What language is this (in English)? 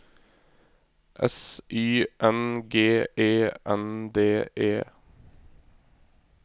Norwegian